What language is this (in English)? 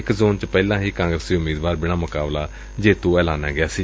Punjabi